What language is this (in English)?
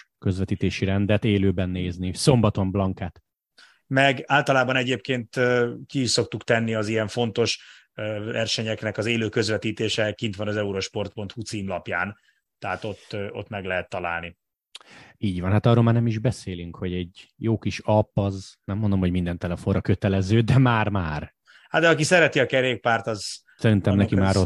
Hungarian